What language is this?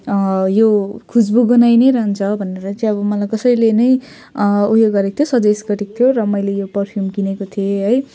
Nepali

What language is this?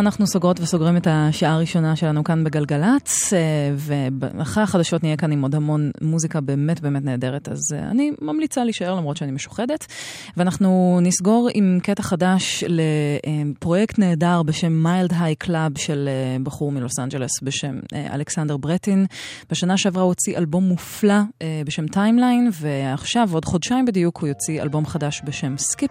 Hebrew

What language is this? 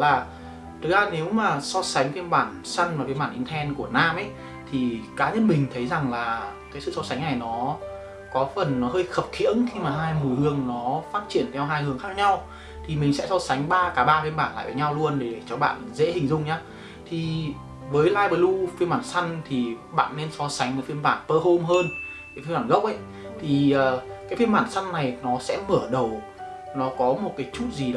Vietnamese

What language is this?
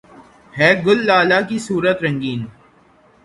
Urdu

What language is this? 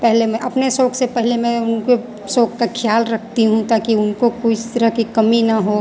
Hindi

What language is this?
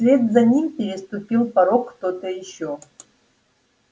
Russian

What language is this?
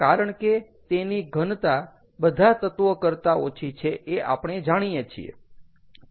Gujarati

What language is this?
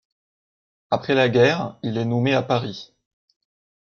French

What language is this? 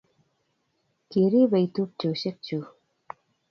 Kalenjin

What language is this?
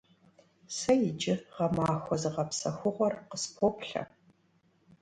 Kabardian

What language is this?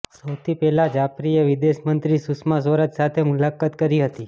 Gujarati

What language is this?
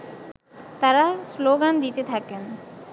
Bangla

